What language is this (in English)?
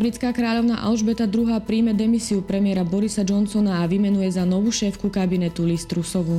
Slovak